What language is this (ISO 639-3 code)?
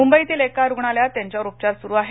mar